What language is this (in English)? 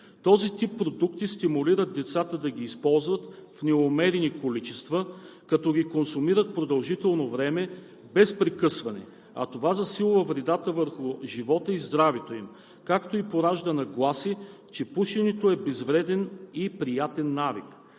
Bulgarian